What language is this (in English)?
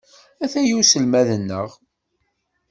Kabyle